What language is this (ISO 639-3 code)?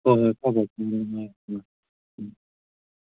mni